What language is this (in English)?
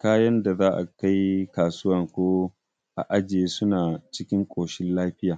Hausa